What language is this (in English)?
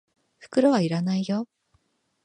Japanese